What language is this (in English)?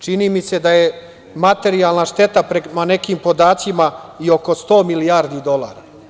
Serbian